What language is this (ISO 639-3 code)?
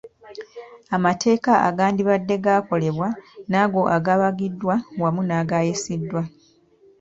lug